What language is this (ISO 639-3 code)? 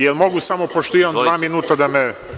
srp